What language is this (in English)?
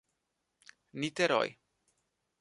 Portuguese